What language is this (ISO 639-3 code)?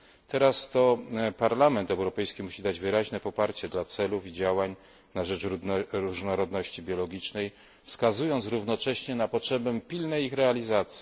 pol